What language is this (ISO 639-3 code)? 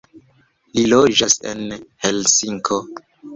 epo